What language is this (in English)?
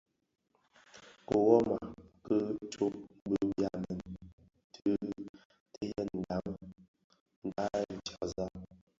Bafia